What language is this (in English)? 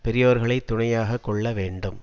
Tamil